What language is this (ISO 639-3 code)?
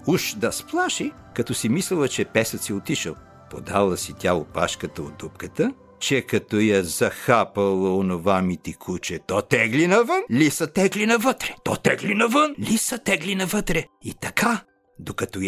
bul